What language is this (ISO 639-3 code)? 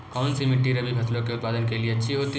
hin